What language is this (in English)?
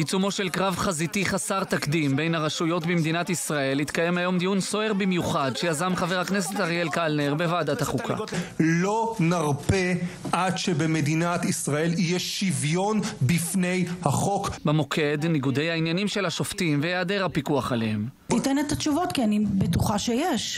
Hebrew